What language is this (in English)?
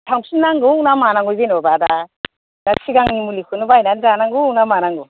Bodo